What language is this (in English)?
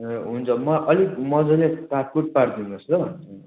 Nepali